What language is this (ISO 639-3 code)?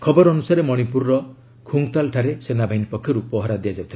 ori